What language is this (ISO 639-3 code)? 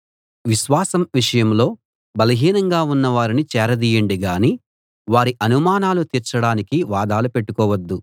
tel